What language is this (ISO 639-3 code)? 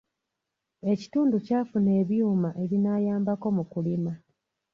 lug